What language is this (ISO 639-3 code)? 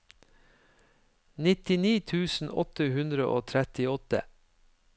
nor